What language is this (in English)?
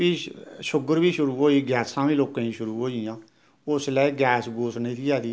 Dogri